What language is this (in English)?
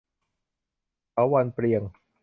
Thai